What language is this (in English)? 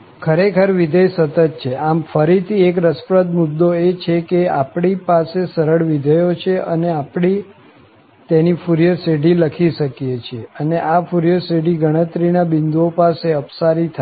Gujarati